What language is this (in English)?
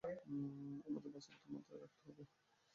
Bangla